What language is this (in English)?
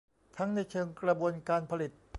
Thai